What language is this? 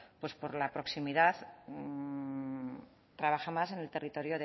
Spanish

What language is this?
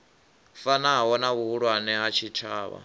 Venda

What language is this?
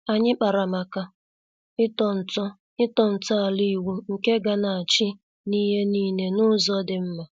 Igbo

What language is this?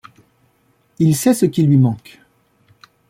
French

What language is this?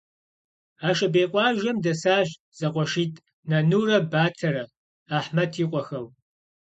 Kabardian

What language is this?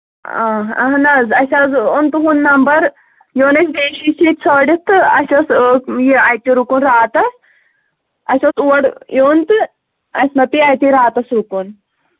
Kashmiri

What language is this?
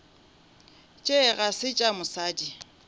Northern Sotho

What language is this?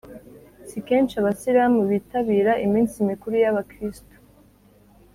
Kinyarwanda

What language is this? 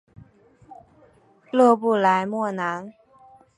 Chinese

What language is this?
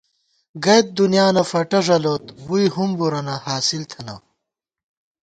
Gawar-Bati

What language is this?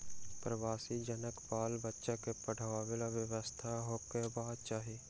Maithili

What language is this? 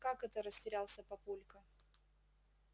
Russian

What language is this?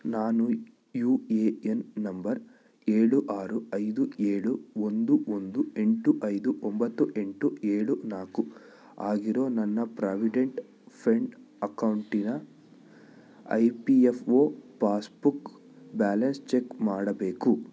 Kannada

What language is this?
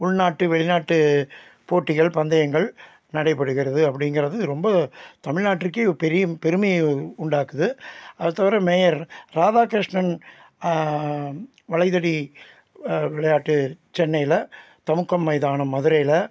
Tamil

